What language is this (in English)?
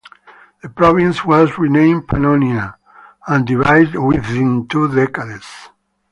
English